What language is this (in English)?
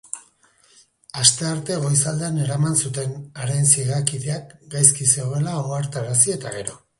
Basque